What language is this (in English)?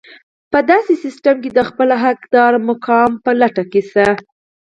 Pashto